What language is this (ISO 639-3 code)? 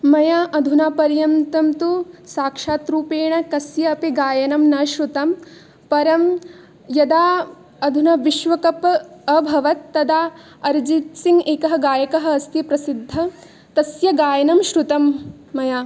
san